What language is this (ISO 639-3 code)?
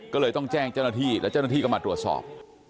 tha